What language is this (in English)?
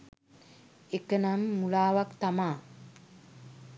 Sinhala